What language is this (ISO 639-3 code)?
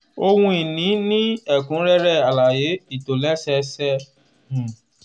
yor